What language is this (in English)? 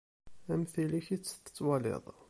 Kabyle